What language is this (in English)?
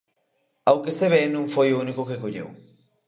Galician